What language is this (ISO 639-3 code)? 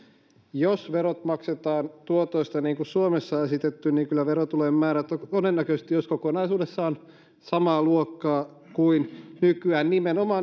fin